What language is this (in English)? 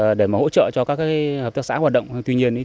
Vietnamese